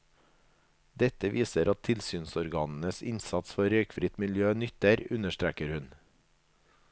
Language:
Norwegian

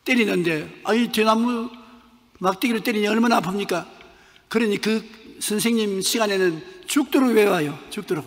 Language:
Korean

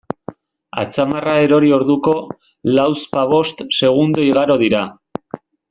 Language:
Basque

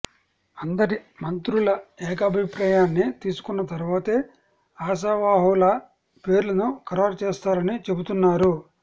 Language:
Telugu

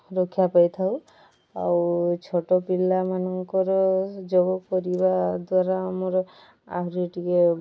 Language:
Odia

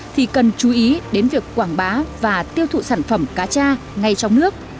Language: Vietnamese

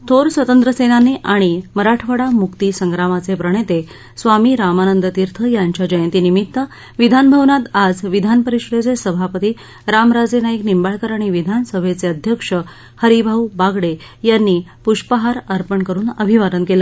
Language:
Marathi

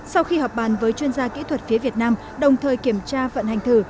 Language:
Vietnamese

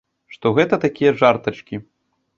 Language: Belarusian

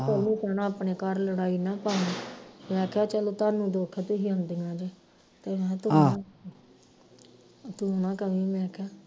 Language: Punjabi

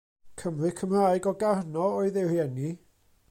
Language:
Welsh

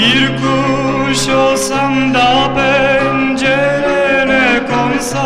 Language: Turkish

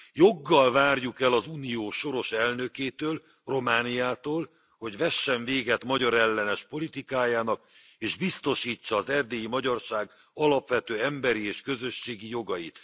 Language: Hungarian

